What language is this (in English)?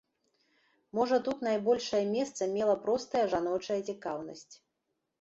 Belarusian